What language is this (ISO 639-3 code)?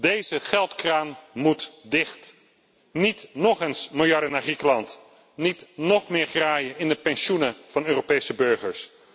nld